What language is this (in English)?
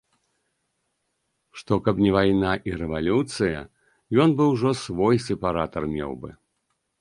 Belarusian